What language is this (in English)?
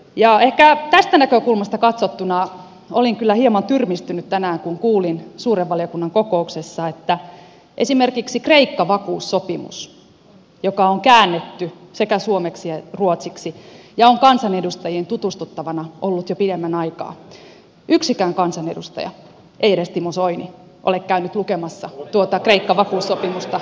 Finnish